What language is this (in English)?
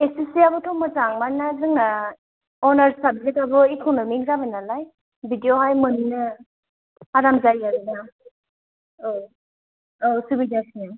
Bodo